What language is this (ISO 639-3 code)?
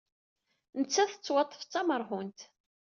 kab